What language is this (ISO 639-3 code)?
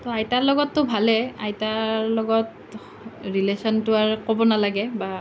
asm